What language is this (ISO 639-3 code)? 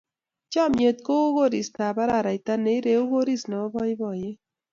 kln